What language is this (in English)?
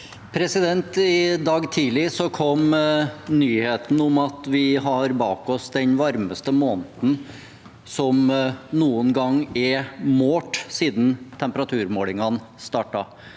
Norwegian